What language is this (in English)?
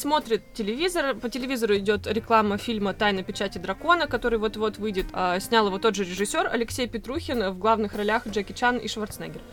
Russian